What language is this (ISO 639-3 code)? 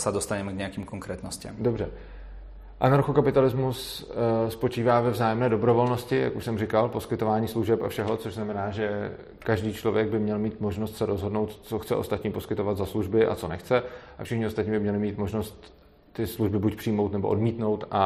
ces